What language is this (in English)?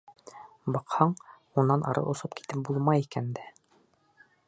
Bashkir